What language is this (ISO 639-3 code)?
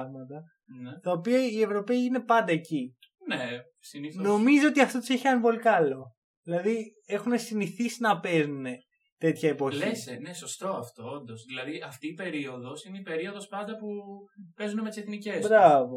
ell